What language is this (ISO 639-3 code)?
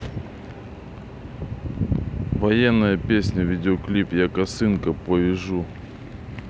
rus